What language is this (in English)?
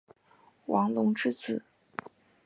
Chinese